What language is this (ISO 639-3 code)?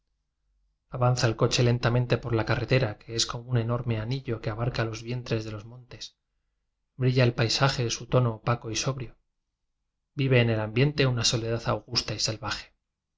spa